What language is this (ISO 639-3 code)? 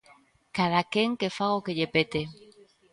glg